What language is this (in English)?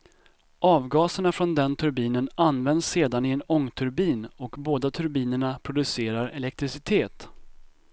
Swedish